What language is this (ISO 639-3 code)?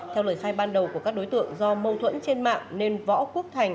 vie